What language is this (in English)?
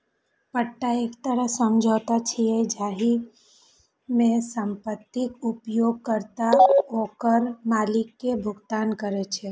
Maithili